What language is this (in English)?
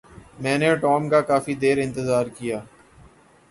Urdu